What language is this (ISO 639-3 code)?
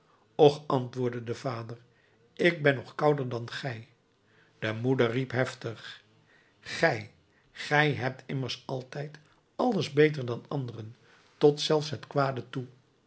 nld